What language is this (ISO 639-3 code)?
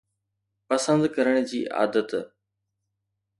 snd